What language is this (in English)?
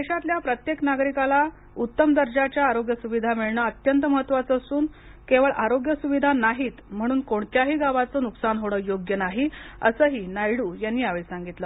Marathi